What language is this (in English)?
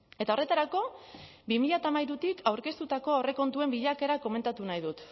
Basque